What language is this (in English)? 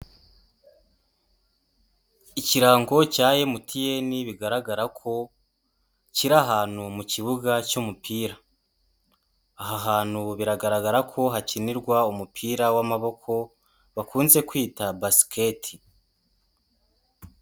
Kinyarwanda